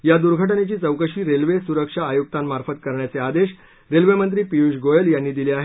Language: Marathi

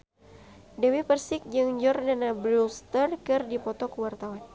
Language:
Sundanese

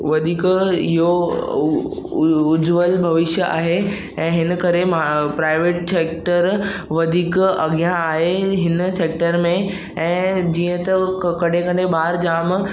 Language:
Sindhi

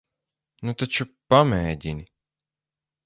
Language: Latvian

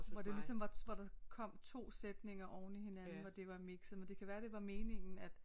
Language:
Danish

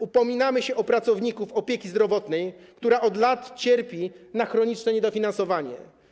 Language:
Polish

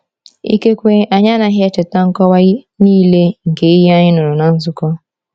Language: Igbo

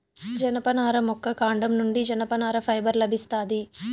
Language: Telugu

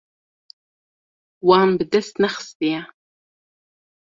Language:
Kurdish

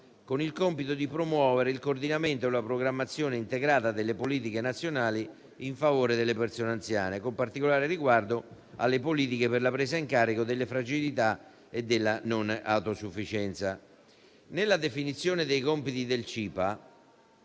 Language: Italian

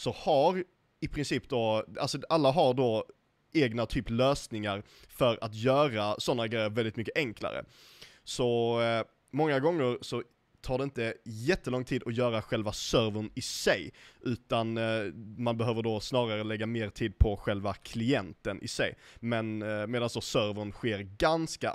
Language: Swedish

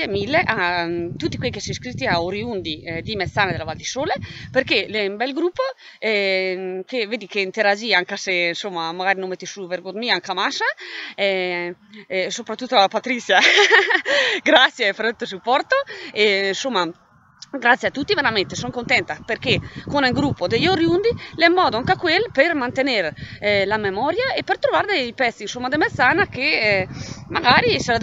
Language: Italian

